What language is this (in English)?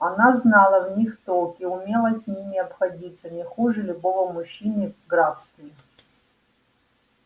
Russian